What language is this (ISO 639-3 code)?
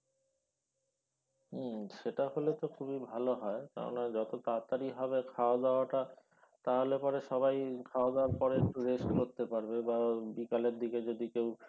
ben